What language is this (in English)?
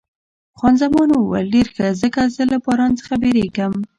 Pashto